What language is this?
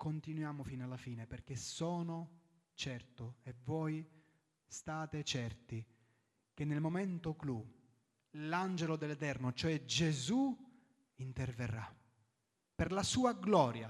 Italian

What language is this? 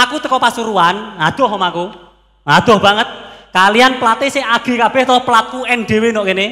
Indonesian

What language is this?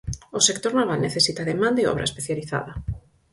Galician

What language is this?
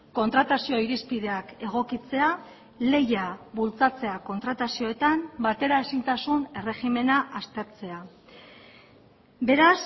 Basque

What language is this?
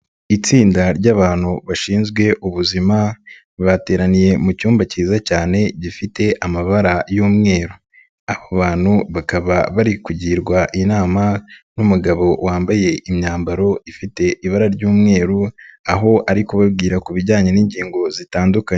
Kinyarwanda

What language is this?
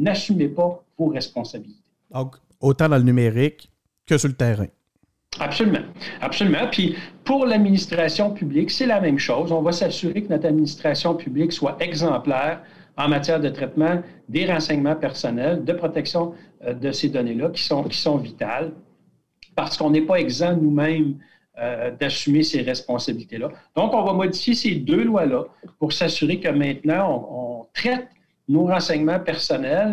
French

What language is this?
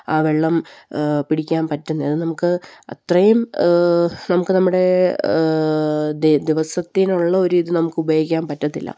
Malayalam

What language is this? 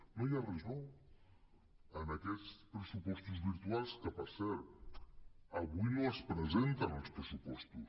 Catalan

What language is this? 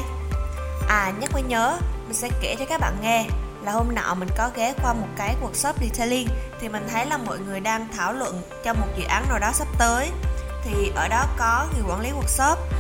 Vietnamese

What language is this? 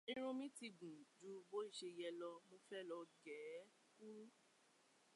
Yoruba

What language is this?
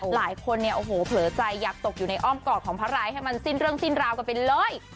Thai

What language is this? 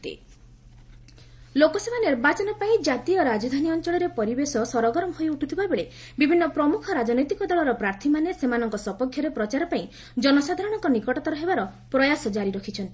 Odia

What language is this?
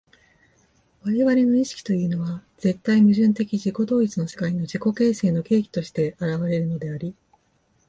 Japanese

